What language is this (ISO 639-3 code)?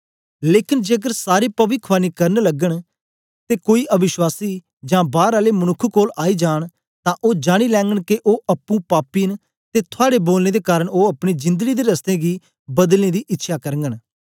doi